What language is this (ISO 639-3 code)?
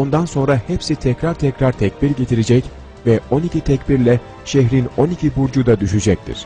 tur